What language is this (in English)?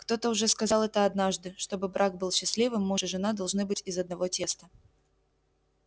Russian